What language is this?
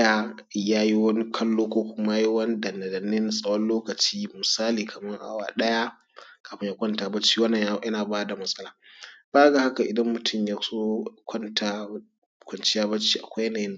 Hausa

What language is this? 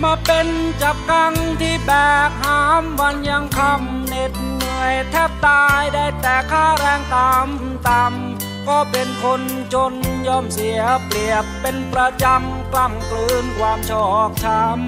Thai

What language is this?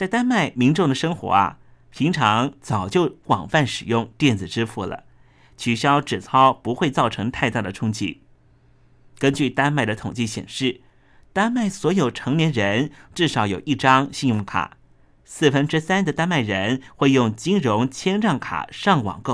Chinese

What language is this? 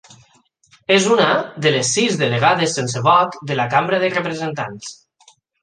Catalan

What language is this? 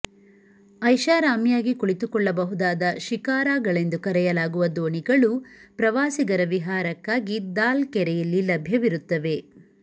Kannada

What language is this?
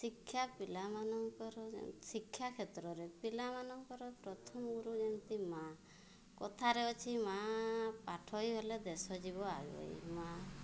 Odia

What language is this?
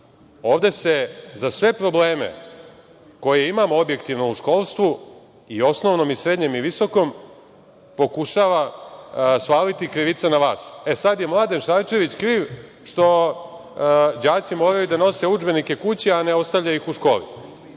Serbian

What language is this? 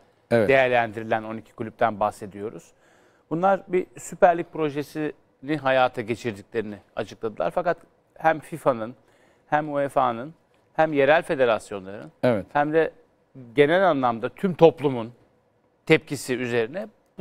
Turkish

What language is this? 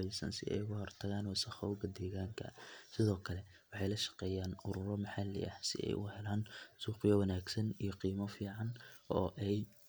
Somali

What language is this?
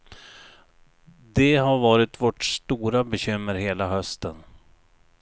Swedish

